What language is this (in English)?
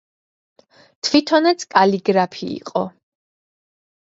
Georgian